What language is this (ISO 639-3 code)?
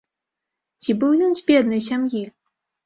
bel